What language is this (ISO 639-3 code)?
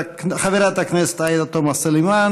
heb